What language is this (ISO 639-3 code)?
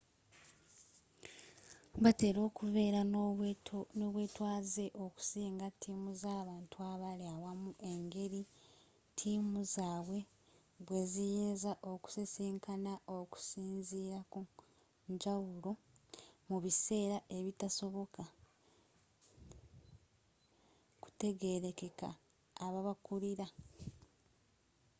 lug